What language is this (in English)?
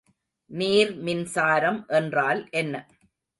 Tamil